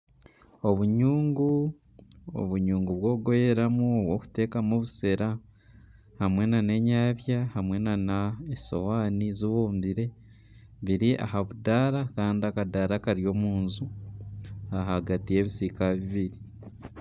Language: Nyankole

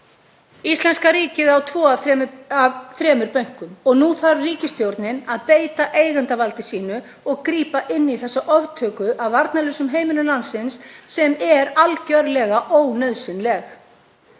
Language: Icelandic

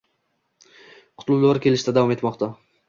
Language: Uzbek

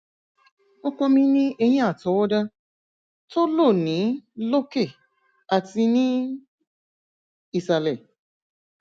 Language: Yoruba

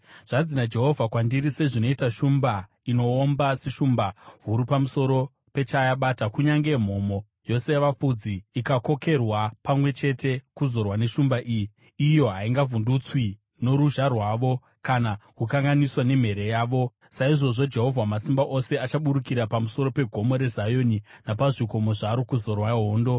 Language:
Shona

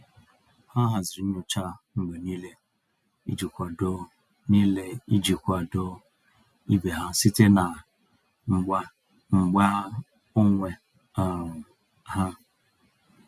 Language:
Igbo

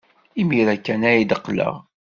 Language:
Kabyle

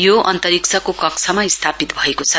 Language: Nepali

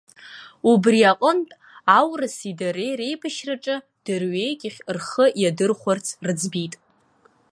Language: Abkhazian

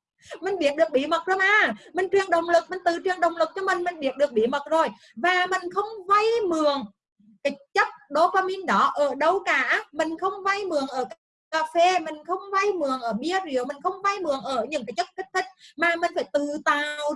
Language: Vietnamese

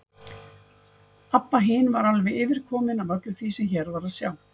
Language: Icelandic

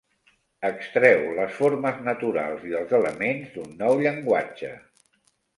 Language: Catalan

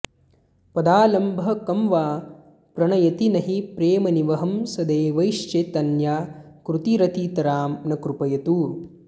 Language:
Sanskrit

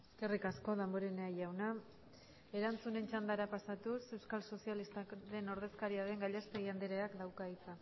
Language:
Basque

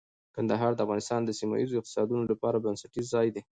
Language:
Pashto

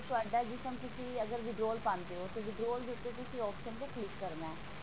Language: Punjabi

